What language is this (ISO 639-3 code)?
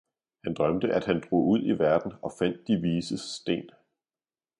dan